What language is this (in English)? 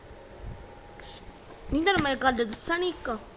Punjabi